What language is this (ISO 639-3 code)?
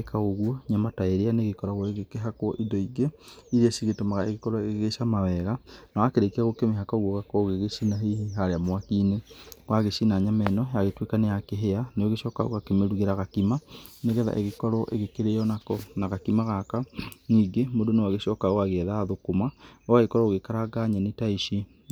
kik